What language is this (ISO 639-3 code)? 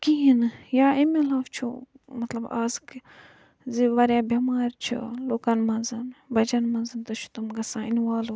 kas